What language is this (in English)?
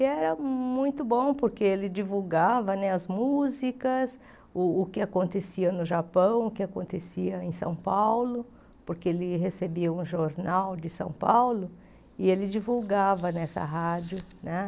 Portuguese